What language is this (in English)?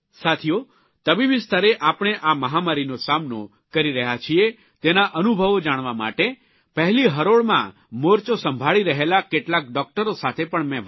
Gujarati